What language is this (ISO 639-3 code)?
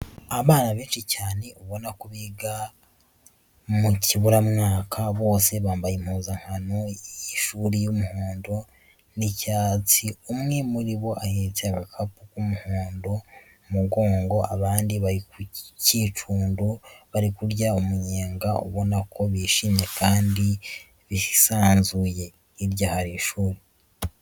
kin